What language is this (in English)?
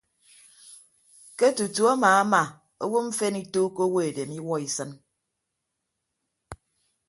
Ibibio